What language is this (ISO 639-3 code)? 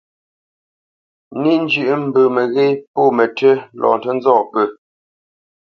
bce